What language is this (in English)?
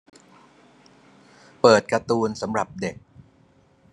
Thai